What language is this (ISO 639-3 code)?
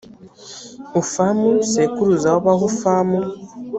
kin